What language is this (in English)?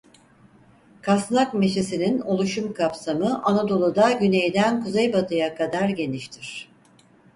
Turkish